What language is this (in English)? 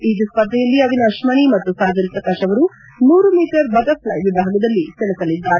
Kannada